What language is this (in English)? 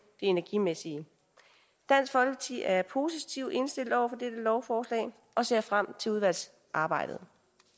Danish